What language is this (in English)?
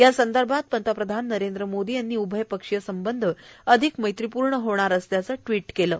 Marathi